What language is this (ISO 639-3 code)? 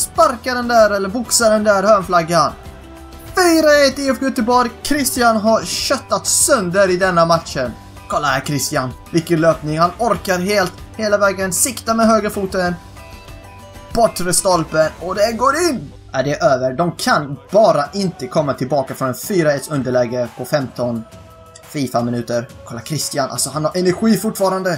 swe